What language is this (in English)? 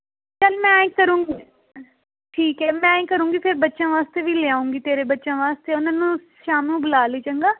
Punjabi